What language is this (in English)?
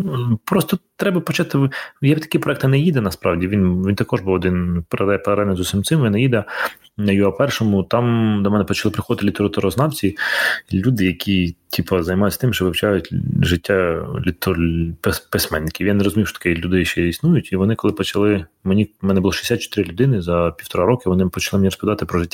Ukrainian